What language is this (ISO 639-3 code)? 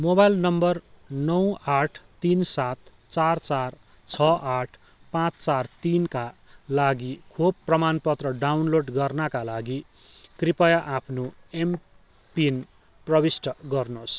nep